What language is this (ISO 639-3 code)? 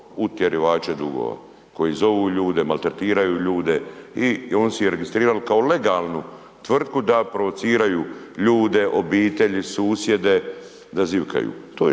hrv